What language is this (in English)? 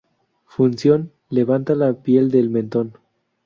Spanish